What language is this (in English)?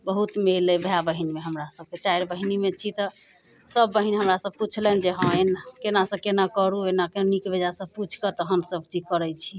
Maithili